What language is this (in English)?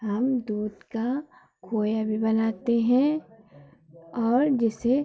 Hindi